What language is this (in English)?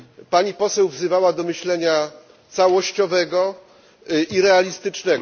Polish